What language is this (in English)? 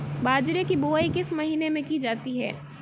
Hindi